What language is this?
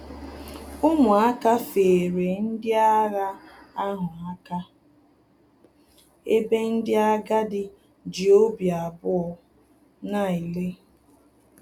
Igbo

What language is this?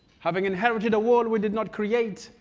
English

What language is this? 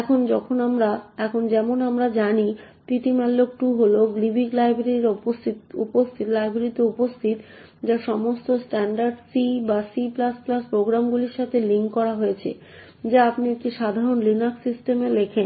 Bangla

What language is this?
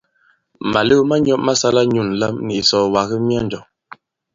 Bankon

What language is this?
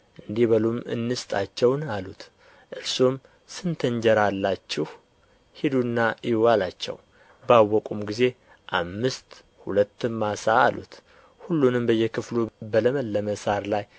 Amharic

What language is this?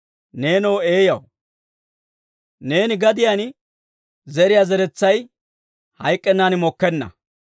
Dawro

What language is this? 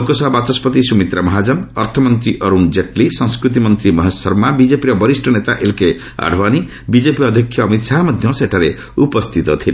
Odia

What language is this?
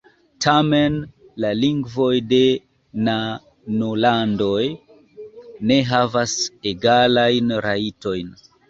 Esperanto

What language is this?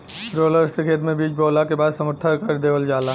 Bhojpuri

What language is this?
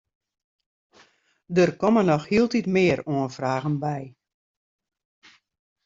Western Frisian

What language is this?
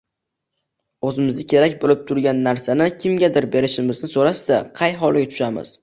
Uzbek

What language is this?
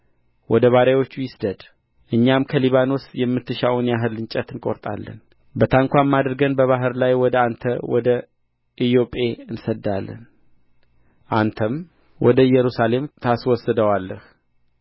Amharic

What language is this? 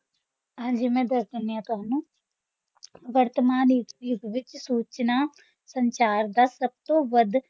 Punjabi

